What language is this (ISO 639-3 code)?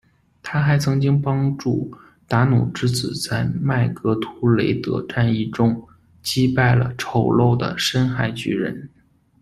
zho